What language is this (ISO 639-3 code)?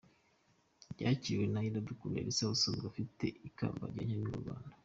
kin